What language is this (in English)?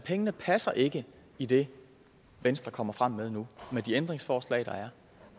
Danish